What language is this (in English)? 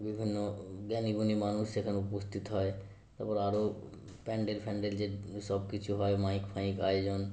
Bangla